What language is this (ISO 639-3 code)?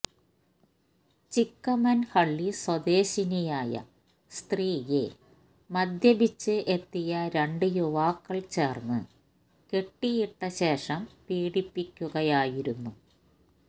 mal